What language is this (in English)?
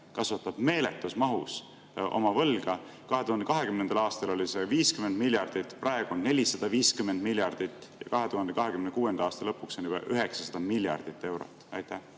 Estonian